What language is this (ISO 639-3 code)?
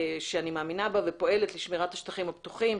heb